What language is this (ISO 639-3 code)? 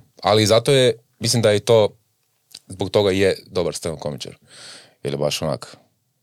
hrv